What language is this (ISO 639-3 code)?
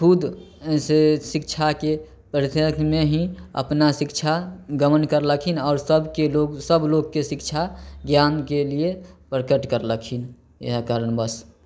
mai